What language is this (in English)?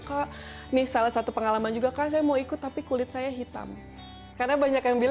Indonesian